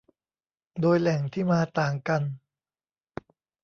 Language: Thai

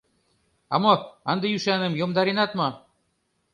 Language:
Mari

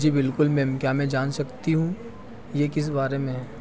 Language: Hindi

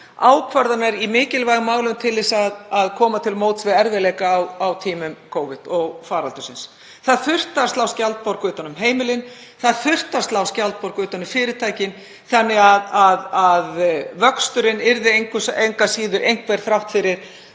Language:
Icelandic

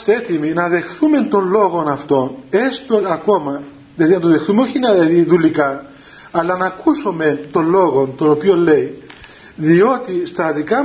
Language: Greek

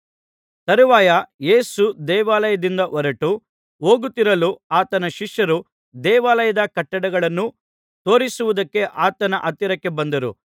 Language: Kannada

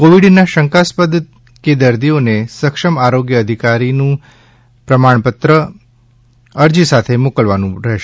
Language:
Gujarati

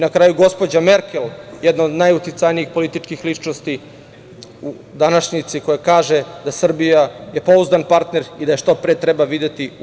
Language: Serbian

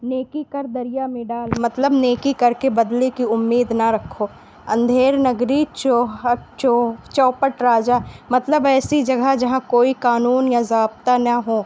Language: Urdu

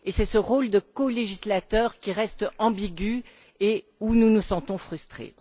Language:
French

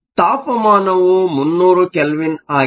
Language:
Kannada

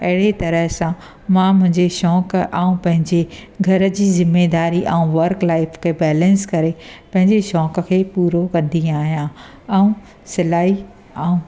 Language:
Sindhi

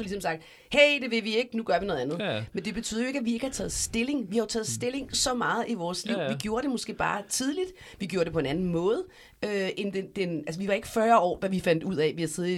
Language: Danish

